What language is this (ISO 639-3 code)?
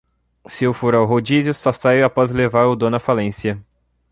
por